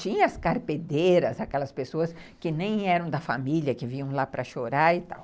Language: Portuguese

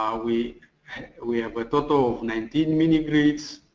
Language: English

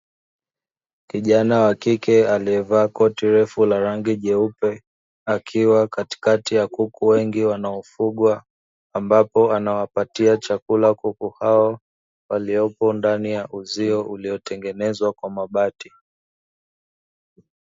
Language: Swahili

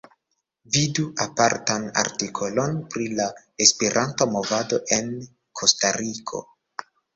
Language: Esperanto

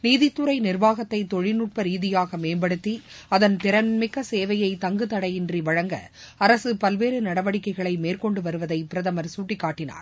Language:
Tamil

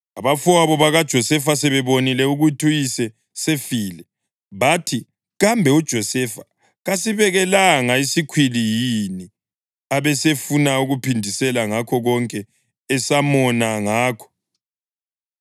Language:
North Ndebele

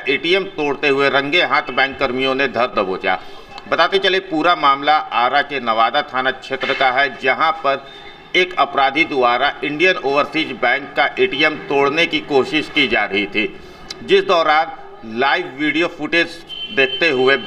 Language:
Hindi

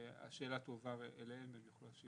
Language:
Hebrew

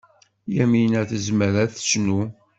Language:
Kabyle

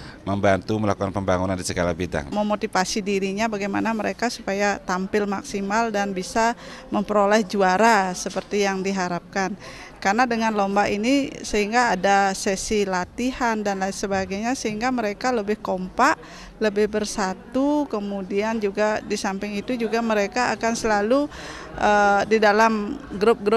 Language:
Indonesian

